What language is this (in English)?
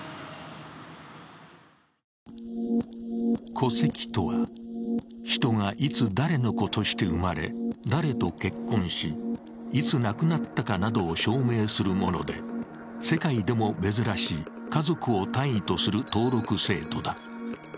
Japanese